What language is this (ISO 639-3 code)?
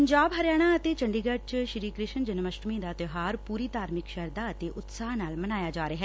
pan